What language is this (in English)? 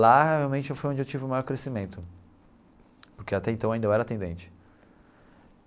Portuguese